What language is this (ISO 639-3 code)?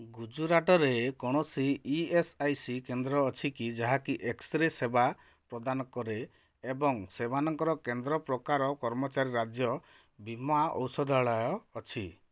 ori